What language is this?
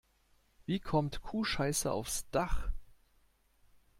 German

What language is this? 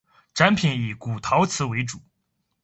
Chinese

